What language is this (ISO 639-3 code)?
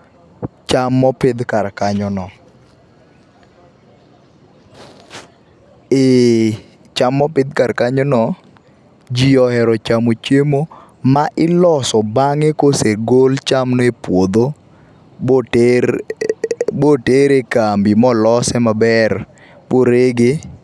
luo